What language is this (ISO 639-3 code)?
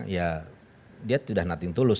ind